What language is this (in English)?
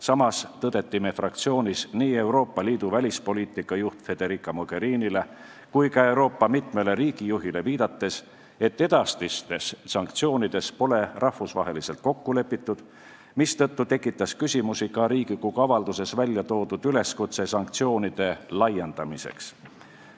Estonian